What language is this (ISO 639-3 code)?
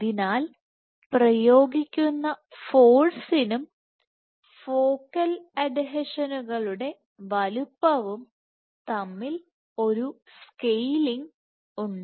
mal